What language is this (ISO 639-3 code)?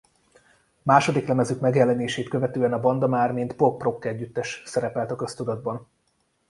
hun